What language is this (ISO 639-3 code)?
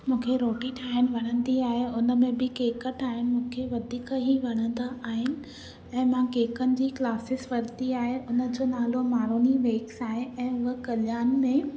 snd